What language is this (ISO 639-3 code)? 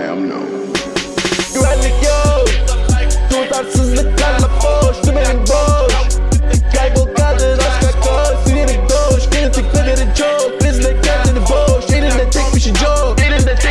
tur